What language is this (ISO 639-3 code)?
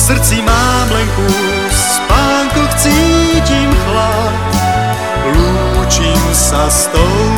hrv